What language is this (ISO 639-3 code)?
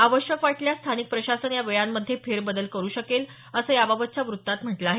mar